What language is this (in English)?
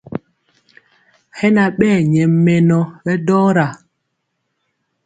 Mpiemo